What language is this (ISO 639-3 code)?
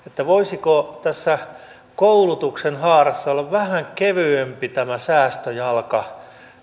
fin